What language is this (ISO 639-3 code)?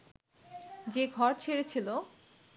ben